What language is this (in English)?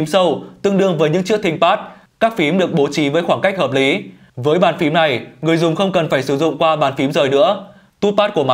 Vietnamese